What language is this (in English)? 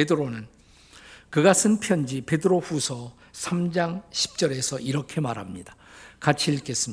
Korean